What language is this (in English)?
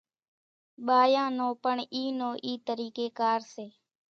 Kachi Koli